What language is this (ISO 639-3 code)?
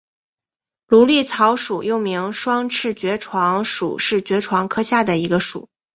zho